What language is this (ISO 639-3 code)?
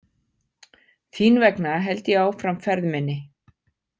isl